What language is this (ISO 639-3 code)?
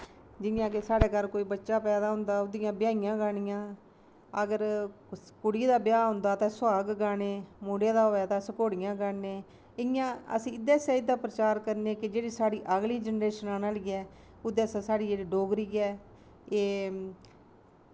doi